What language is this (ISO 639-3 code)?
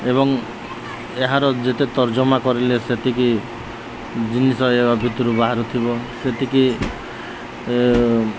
ori